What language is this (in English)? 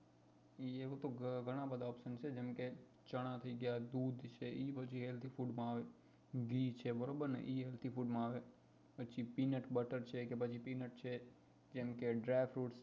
Gujarati